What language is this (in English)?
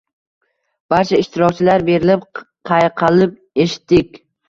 Uzbek